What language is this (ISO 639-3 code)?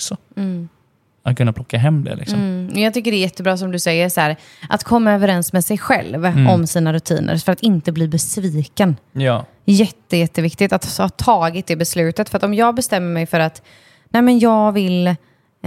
swe